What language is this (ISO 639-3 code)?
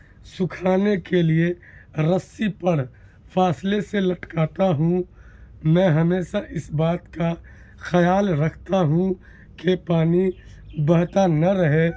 urd